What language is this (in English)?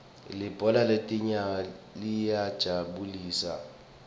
Swati